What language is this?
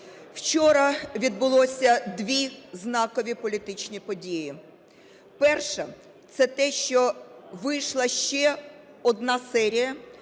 Ukrainian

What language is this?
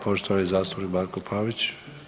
Croatian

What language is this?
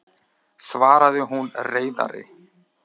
Icelandic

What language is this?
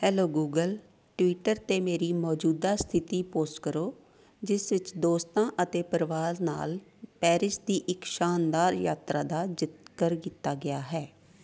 Punjabi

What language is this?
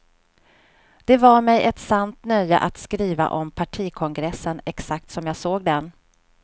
Swedish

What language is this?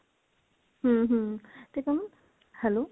Punjabi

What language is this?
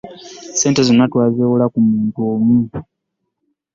Ganda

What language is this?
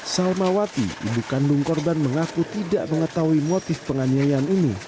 Indonesian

